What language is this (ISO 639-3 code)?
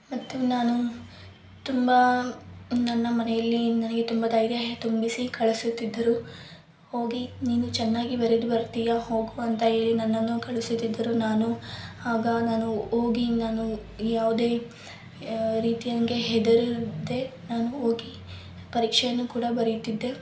kan